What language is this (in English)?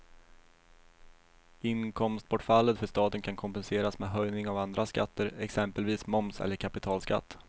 Swedish